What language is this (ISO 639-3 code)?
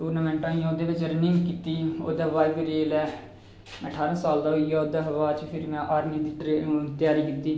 doi